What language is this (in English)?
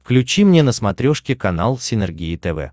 Russian